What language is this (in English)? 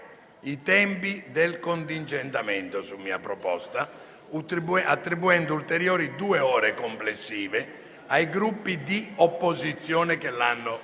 Italian